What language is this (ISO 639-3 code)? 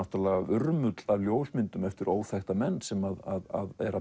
isl